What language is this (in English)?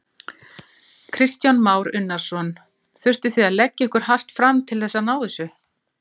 Icelandic